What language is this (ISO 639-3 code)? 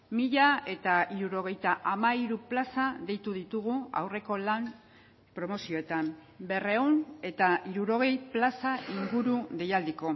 eus